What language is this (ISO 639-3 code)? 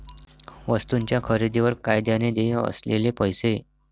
mar